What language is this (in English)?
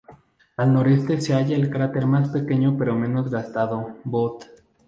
Spanish